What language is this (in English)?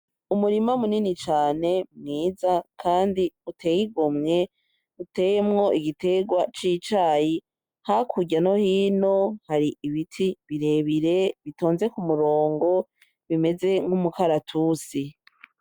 Rundi